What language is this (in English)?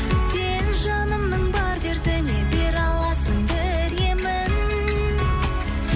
Kazakh